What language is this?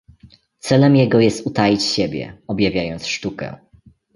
Polish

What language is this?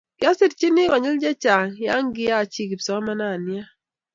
Kalenjin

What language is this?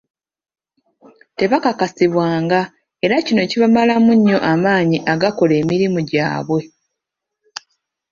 Ganda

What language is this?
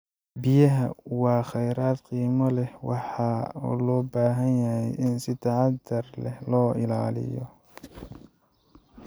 Somali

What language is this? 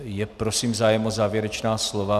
Czech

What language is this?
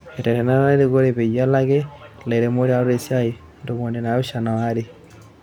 Masai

